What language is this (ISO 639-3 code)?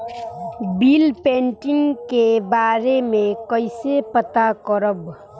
bho